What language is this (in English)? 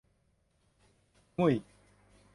Thai